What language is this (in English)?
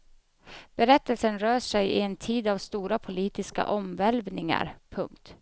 Swedish